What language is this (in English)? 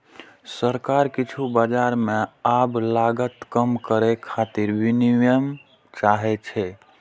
Maithili